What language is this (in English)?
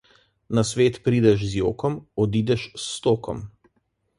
Slovenian